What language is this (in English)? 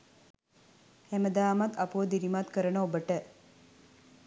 Sinhala